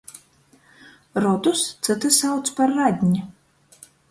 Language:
Latgalian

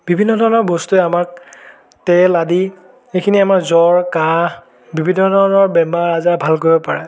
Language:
Assamese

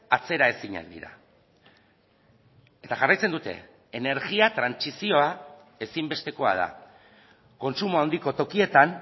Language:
Basque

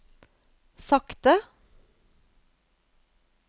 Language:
Norwegian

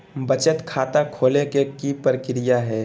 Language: Magahi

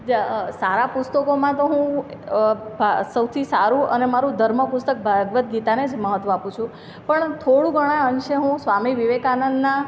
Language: Gujarati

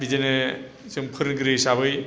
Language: Bodo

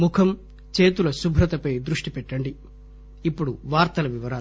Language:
Telugu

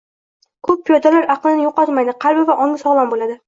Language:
Uzbek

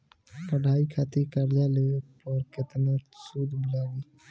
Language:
Bhojpuri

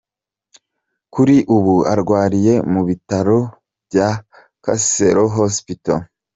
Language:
Kinyarwanda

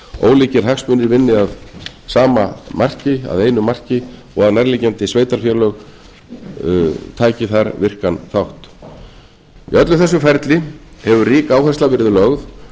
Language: Icelandic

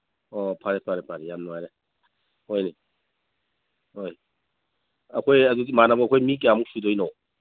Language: Manipuri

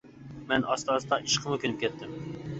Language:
Uyghur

